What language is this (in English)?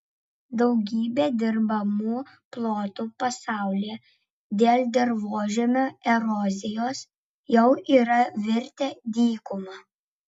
Lithuanian